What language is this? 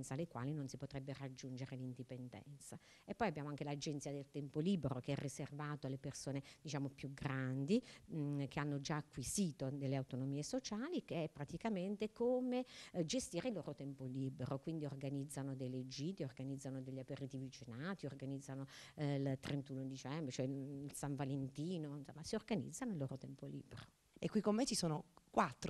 Italian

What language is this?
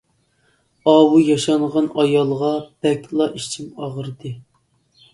Uyghur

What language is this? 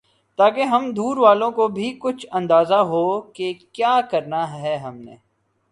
Urdu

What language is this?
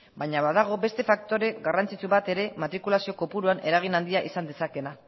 Basque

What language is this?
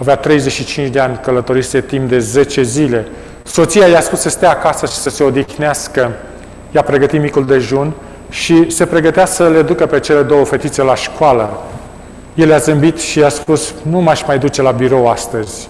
Romanian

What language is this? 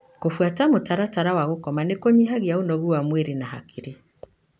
Kikuyu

